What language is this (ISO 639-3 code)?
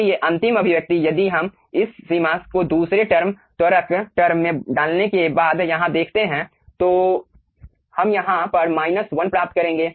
hin